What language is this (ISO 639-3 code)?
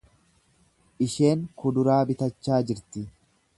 orm